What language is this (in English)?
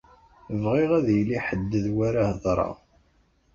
Kabyle